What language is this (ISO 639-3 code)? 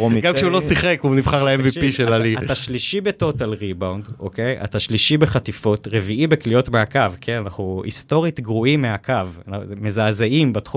heb